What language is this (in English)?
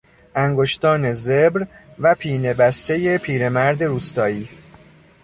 Persian